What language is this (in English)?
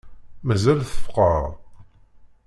Kabyle